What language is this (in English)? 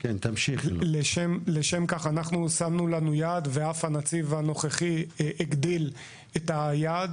Hebrew